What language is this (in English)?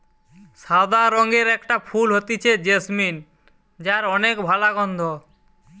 Bangla